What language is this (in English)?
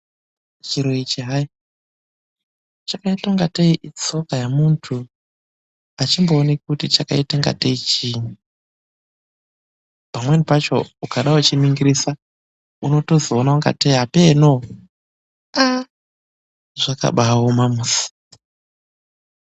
Ndau